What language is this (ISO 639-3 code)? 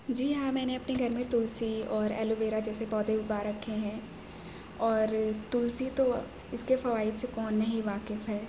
urd